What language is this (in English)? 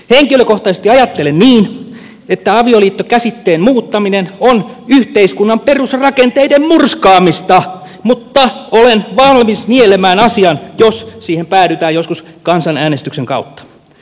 Finnish